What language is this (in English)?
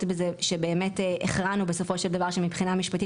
Hebrew